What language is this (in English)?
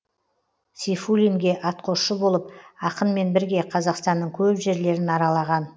Kazakh